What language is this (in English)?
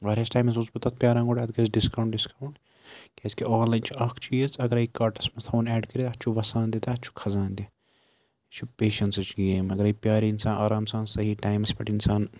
Kashmiri